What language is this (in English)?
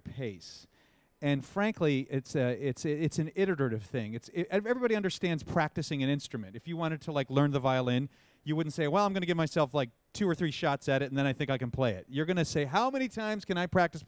English